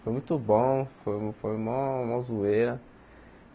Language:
Portuguese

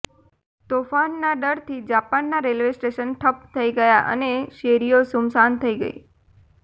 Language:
Gujarati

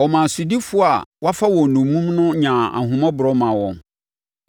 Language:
Akan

